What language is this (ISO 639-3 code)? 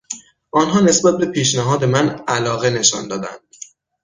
fas